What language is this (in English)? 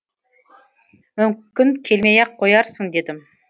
Kazakh